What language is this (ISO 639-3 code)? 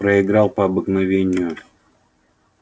rus